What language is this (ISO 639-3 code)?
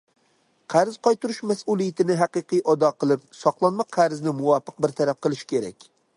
uig